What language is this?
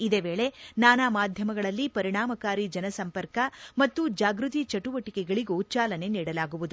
Kannada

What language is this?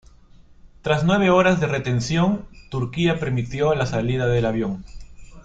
Spanish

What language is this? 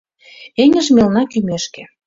Mari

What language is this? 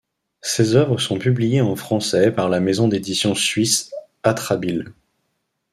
French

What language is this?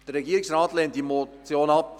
Swiss German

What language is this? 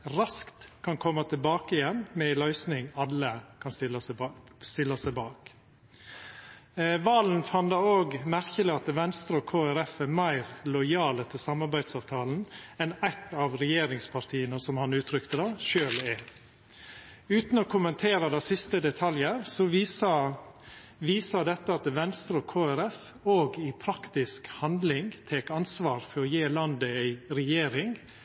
Norwegian Nynorsk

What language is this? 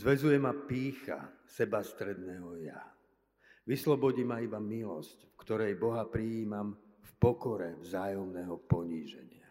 Slovak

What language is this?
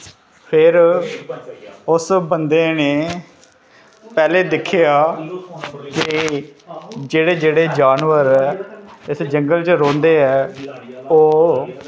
Dogri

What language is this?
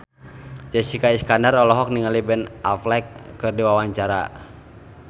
Sundanese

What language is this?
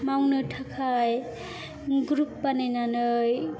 Bodo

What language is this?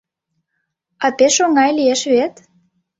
Mari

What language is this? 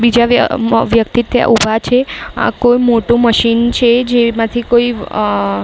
Gujarati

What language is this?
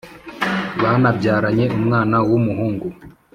Kinyarwanda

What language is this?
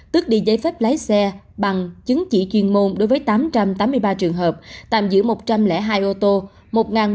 Vietnamese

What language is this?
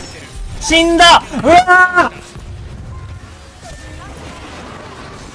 Japanese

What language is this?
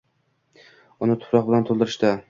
Uzbek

